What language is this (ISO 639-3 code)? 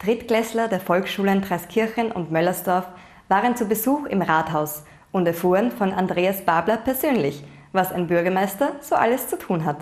deu